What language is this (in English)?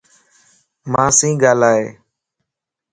Lasi